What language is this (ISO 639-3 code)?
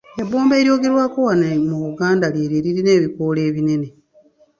lug